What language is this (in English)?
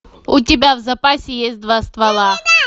Russian